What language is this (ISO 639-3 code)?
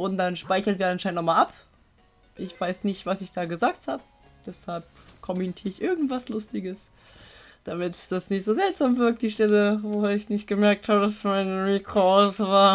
deu